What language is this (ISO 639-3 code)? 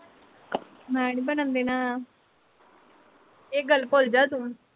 pan